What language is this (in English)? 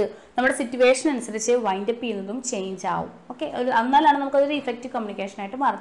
Malayalam